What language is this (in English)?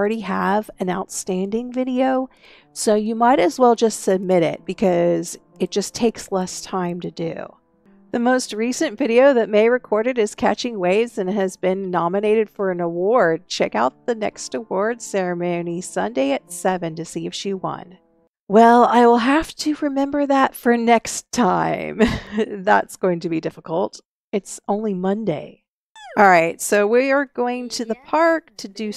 English